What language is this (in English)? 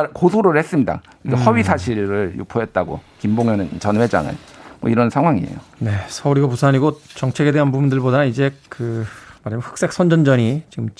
Korean